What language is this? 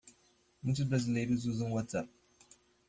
Portuguese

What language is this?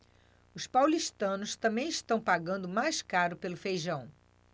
Portuguese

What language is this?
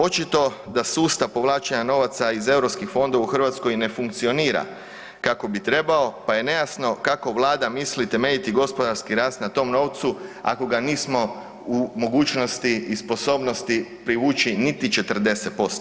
Croatian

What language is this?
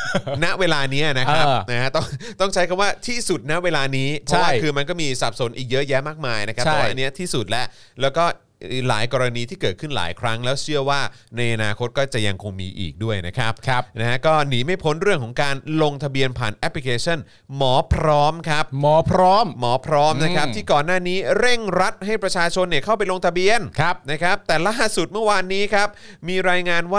Thai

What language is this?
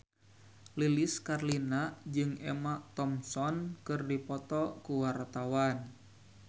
Sundanese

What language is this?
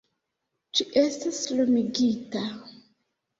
Esperanto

